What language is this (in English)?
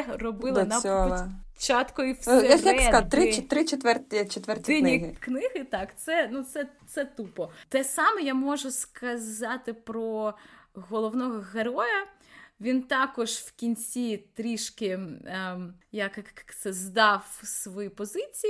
Ukrainian